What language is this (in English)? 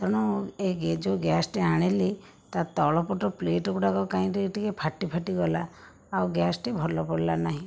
Odia